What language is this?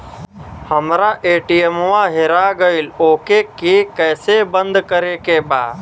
Bhojpuri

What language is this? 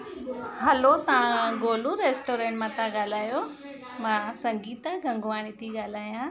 Sindhi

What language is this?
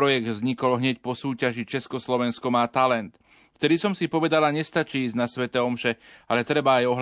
Slovak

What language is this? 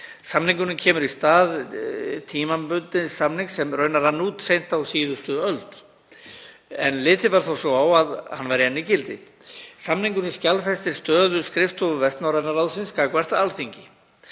Icelandic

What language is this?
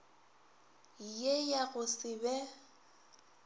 Northern Sotho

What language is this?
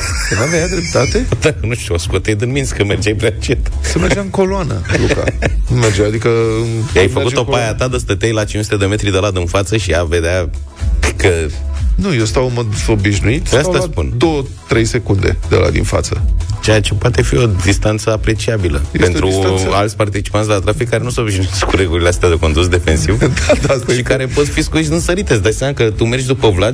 Romanian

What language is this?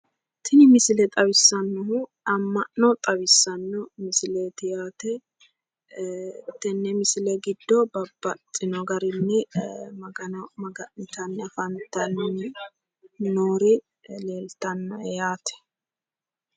Sidamo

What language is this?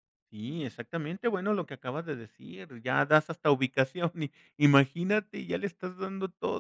Spanish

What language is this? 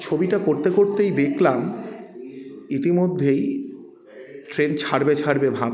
Bangla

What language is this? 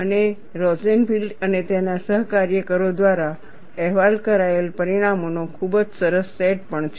Gujarati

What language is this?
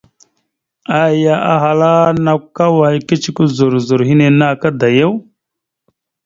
Mada (Cameroon)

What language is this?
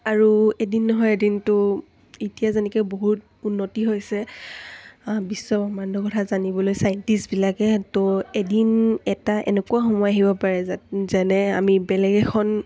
Assamese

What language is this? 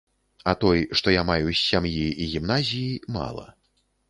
Belarusian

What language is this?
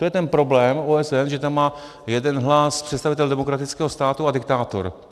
Czech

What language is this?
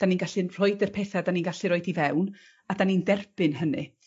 Welsh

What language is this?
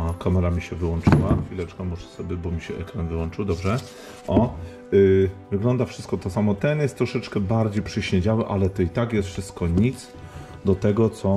Polish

